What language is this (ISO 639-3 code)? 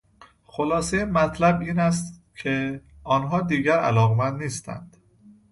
fas